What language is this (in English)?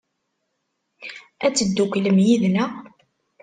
Kabyle